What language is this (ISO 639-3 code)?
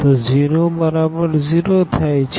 guj